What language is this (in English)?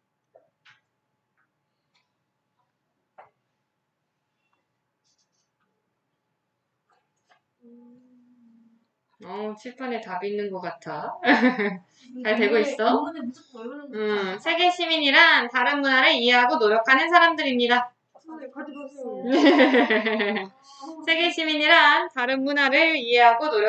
Korean